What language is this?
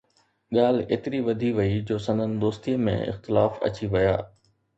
Sindhi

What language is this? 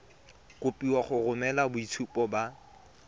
Tswana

